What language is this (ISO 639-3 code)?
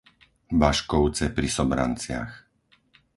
slk